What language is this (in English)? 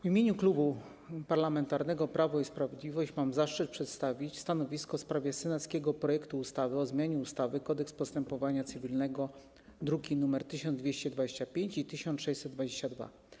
Polish